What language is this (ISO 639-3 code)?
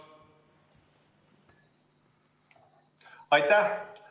est